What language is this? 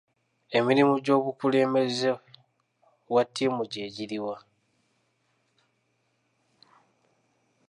Ganda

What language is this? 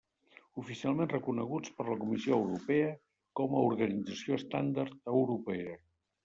Catalan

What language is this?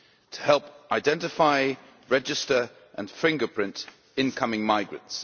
English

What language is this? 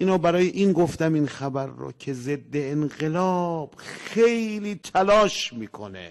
Persian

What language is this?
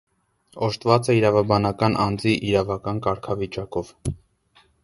Armenian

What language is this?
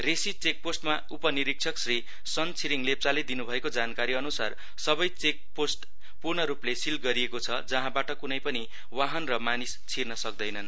Nepali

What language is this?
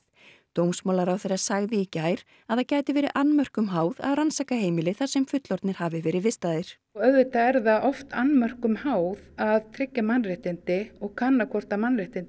Icelandic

